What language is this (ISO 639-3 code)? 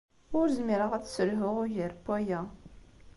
kab